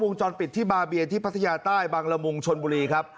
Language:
Thai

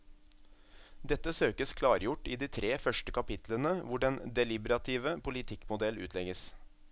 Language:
Norwegian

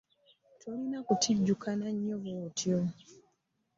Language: Ganda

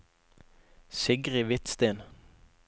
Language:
Norwegian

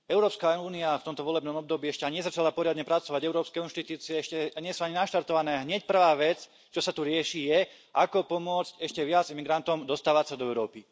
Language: Slovak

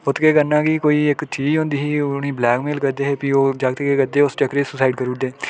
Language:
Dogri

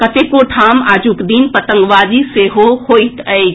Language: Maithili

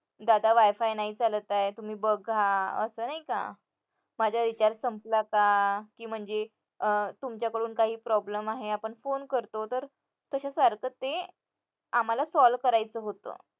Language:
Marathi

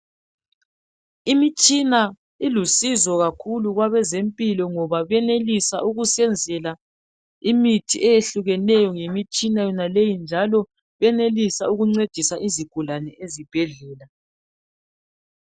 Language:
North Ndebele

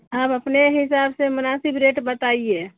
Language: Urdu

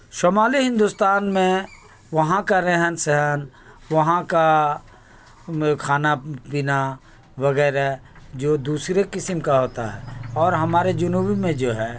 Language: Urdu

